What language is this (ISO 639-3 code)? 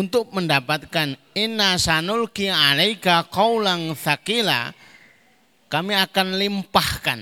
ind